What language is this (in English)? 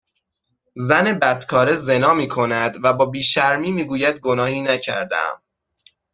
Persian